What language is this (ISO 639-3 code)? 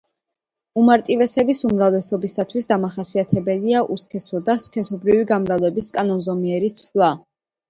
kat